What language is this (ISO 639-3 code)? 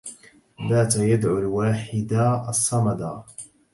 ara